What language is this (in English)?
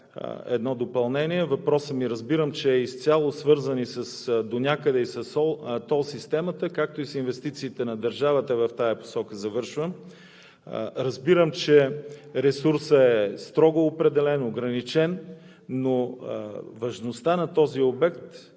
Bulgarian